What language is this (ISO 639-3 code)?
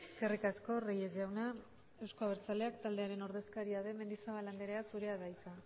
eus